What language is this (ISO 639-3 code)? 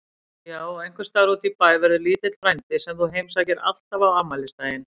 isl